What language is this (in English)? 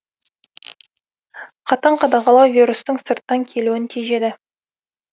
Kazakh